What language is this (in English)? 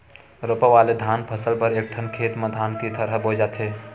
Chhattisgarhi